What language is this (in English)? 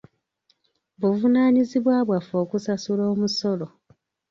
Ganda